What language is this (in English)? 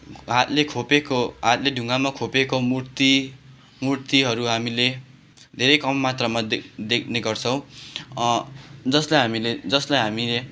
Nepali